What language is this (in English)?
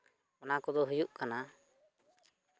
Santali